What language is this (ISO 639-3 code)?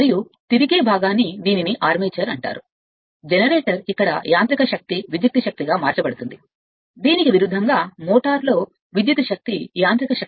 tel